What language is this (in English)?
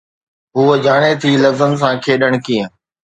Sindhi